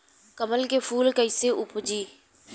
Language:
Bhojpuri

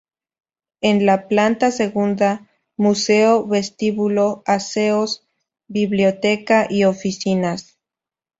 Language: Spanish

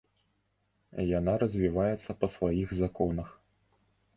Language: Belarusian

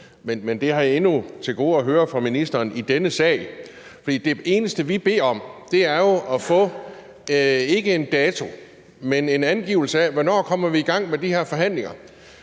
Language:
Danish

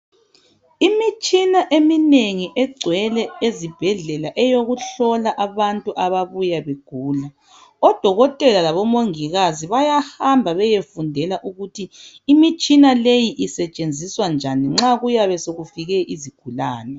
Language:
North Ndebele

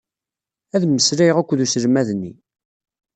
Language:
Kabyle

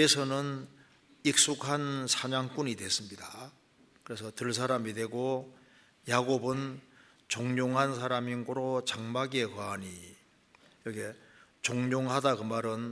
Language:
Korean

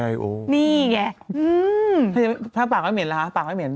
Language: Thai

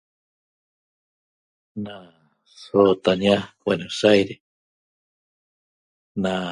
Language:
Toba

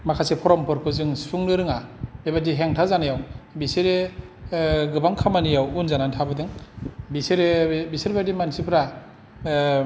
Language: Bodo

